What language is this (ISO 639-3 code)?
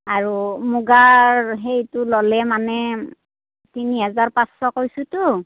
asm